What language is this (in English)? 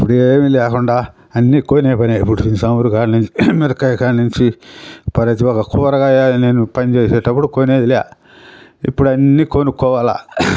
Telugu